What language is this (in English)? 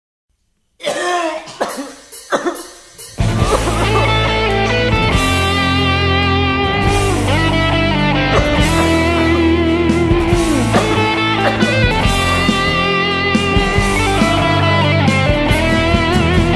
Thai